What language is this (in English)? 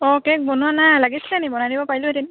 Assamese